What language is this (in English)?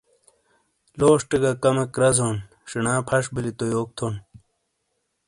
Shina